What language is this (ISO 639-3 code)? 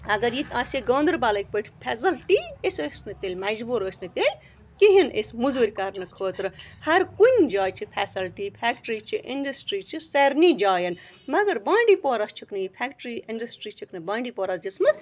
kas